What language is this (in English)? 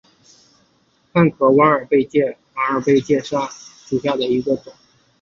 Chinese